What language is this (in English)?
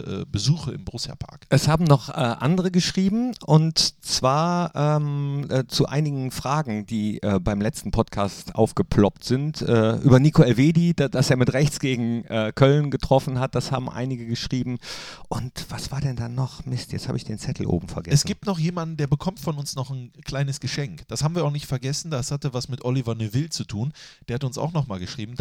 German